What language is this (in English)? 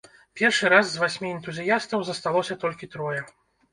Belarusian